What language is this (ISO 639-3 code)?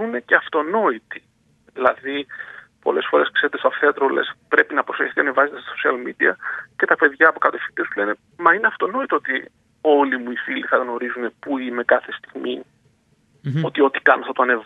ell